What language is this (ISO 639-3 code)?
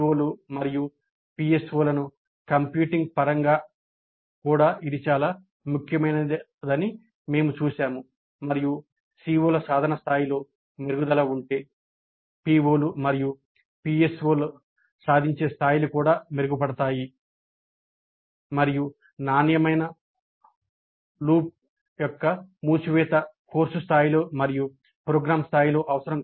tel